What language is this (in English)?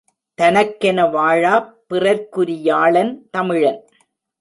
Tamil